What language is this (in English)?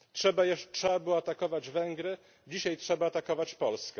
Polish